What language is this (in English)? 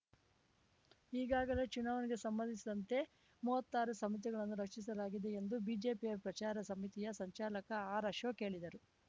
Kannada